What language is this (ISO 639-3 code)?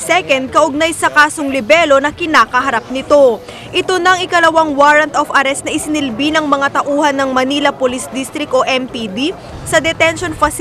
fil